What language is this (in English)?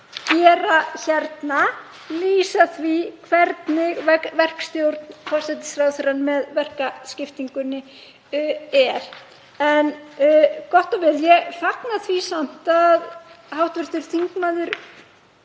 Icelandic